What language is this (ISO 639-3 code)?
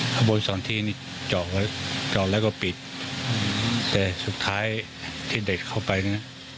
tha